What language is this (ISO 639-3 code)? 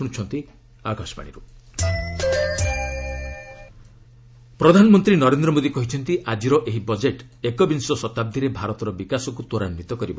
ori